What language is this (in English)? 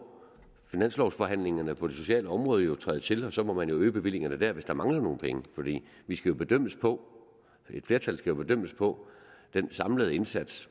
Danish